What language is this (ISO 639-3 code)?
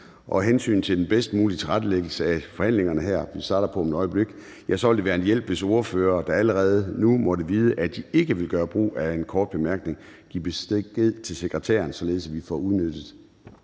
dan